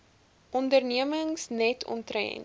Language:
Afrikaans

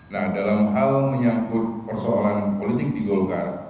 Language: Indonesian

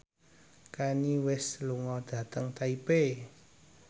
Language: Javanese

